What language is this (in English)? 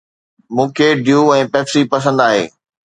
Sindhi